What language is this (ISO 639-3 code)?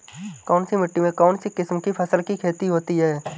hin